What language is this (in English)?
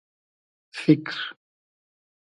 Hazaragi